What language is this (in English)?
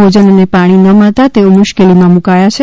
Gujarati